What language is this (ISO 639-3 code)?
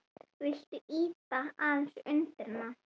isl